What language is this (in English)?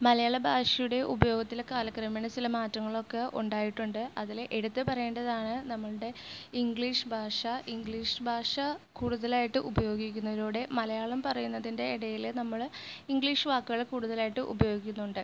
Malayalam